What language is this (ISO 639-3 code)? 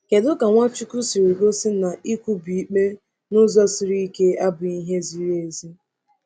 ibo